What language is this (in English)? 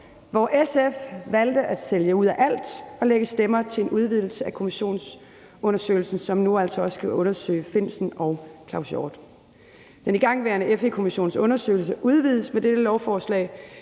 Danish